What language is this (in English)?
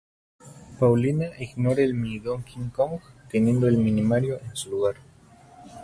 Spanish